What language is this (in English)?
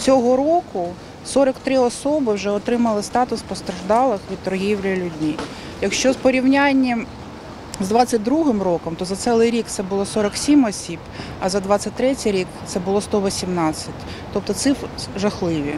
Ukrainian